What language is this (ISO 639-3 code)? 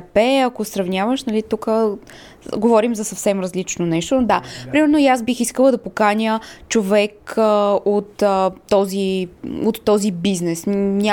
bul